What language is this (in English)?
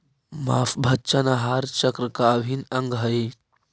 Magahi